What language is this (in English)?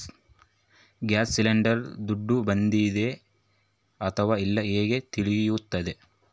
Kannada